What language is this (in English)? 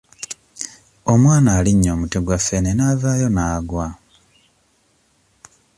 Ganda